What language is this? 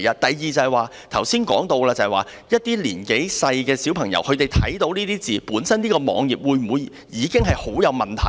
Cantonese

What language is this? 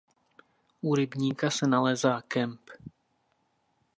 Czech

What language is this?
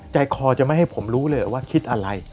Thai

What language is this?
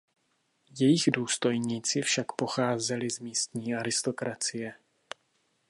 Czech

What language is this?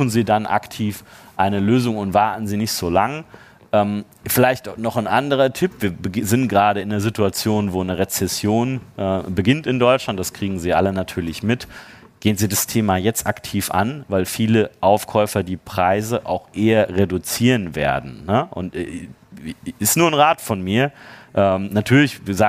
German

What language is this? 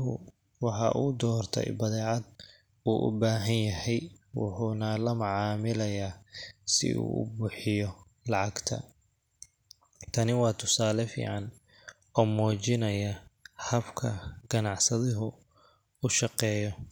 Somali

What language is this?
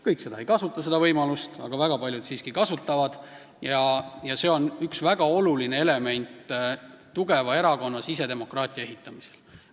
Estonian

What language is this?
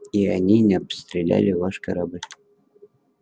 Russian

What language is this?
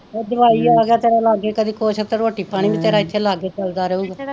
Punjabi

